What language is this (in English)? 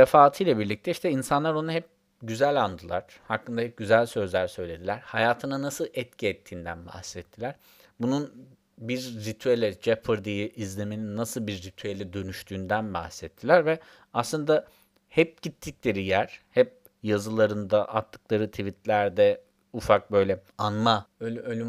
Turkish